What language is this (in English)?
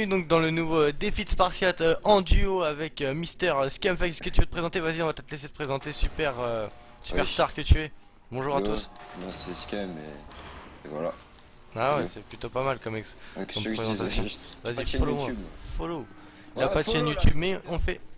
French